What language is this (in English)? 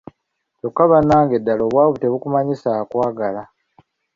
Ganda